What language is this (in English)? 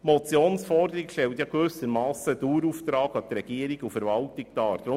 Swiss German